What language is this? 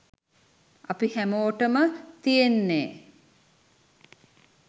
Sinhala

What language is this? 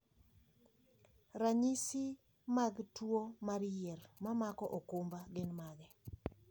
Luo (Kenya and Tanzania)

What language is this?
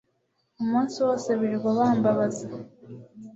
Kinyarwanda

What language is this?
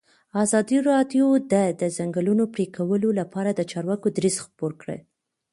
Pashto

